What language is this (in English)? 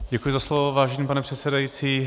Czech